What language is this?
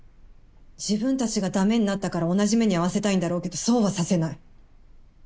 Japanese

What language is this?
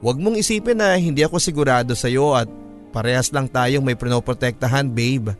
Filipino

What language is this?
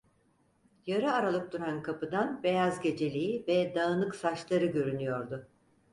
Turkish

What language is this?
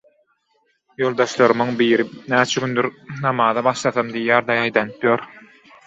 Turkmen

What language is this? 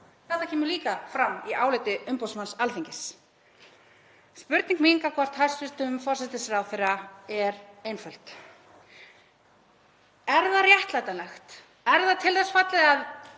Icelandic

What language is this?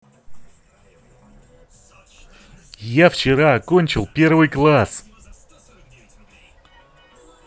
Russian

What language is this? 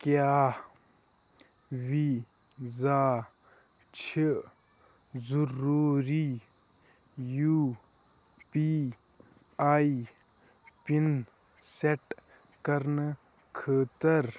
Kashmiri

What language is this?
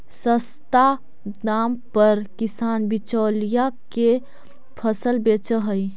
Magahi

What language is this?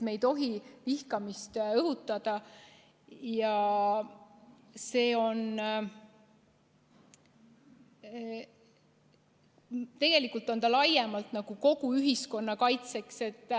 Estonian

